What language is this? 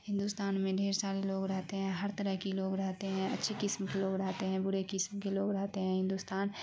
Urdu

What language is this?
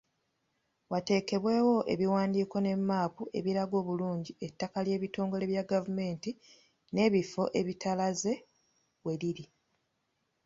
Ganda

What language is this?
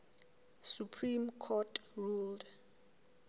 Southern Sotho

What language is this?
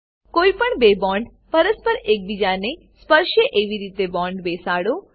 Gujarati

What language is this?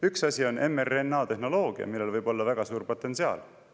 Estonian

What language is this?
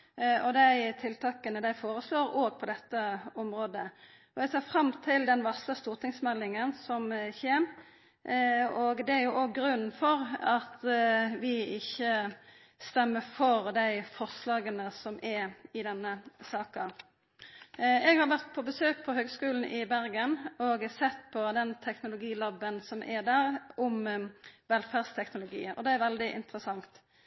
Norwegian Nynorsk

